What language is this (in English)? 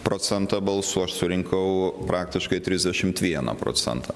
Lithuanian